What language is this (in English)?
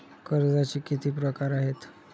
Marathi